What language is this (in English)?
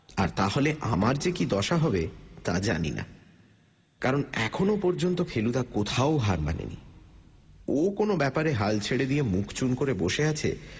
Bangla